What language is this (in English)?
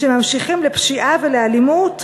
Hebrew